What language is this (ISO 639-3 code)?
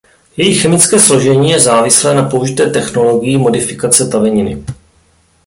ces